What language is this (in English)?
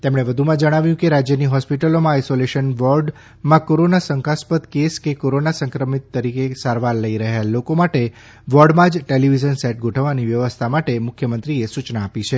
Gujarati